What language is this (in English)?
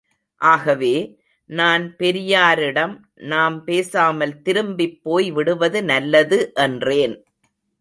Tamil